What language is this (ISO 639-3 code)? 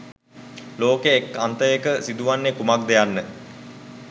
sin